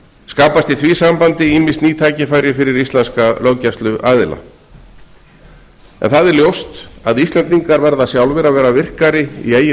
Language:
Icelandic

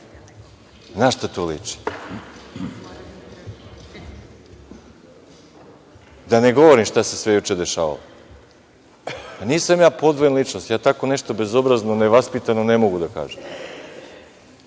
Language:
Serbian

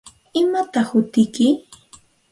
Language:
Santa Ana de Tusi Pasco Quechua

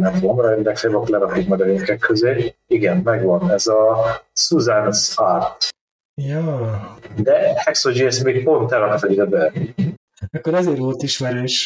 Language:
Hungarian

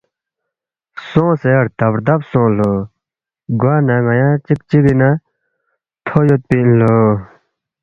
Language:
Balti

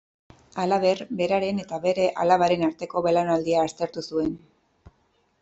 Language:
Basque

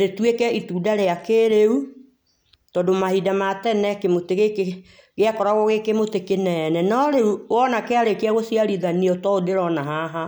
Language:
Kikuyu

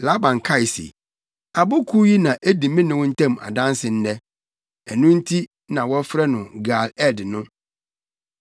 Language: Akan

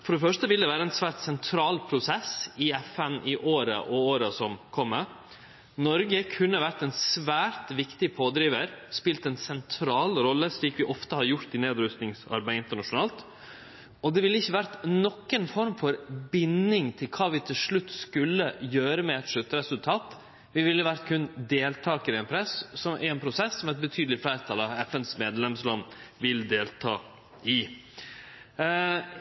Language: Norwegian Nynorsk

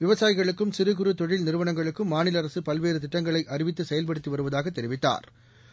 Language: Tamil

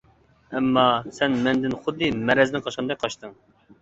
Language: Uyghur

